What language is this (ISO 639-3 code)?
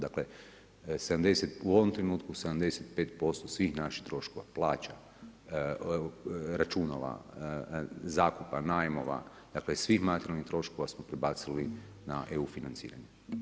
hrv